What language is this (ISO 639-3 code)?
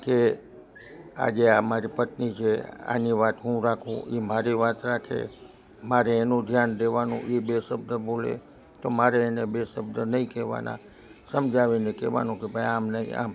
guj